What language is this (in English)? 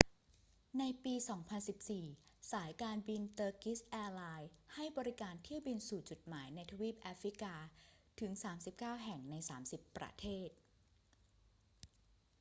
Thai